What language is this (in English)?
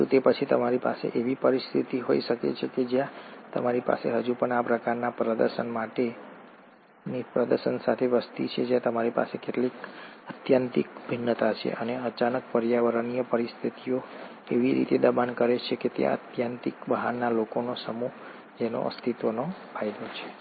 Gujarati